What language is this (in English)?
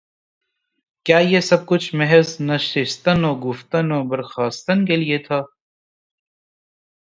Urdu